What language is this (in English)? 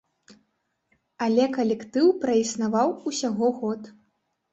Belarusian